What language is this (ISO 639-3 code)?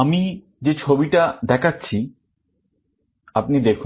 ben